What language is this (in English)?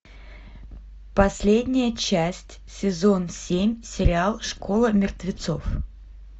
Russian